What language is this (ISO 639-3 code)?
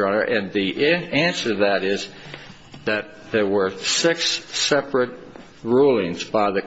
eng